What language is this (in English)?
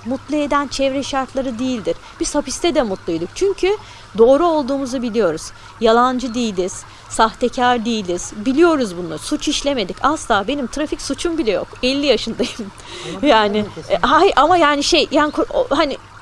Turkish